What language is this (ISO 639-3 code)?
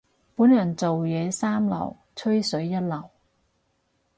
yue